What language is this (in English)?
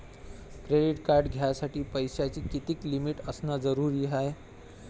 Marathi